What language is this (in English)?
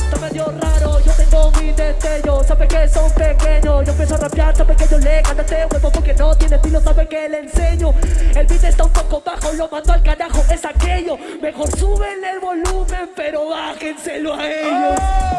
Spanish